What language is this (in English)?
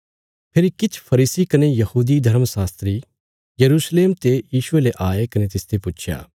Bilaspuri